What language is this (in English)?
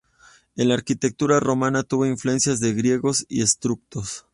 Spanish